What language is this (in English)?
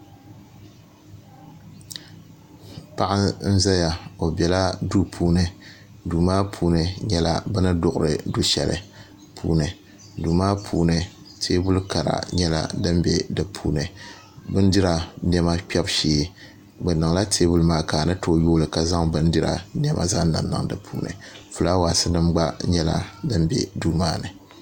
Dagbani